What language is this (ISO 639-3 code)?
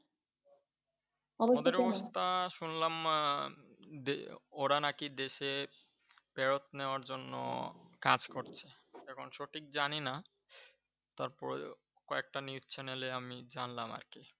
ben